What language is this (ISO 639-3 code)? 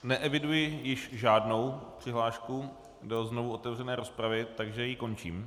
ces